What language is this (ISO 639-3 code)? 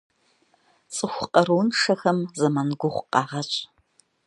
kbd